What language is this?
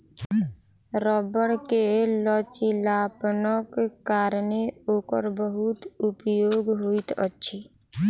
Maithili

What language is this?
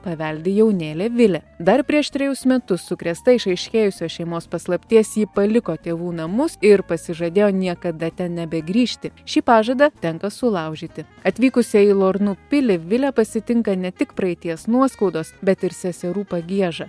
Lithuanian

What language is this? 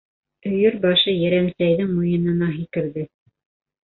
Bashkir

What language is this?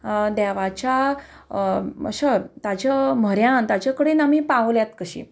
Konkani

